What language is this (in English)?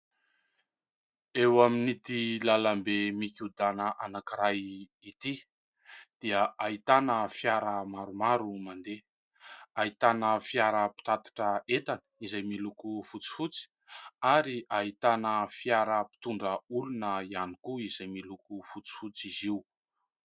Malagasy